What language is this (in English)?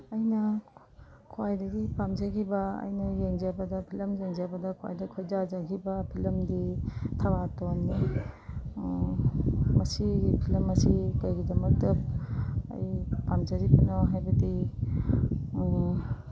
Manipuri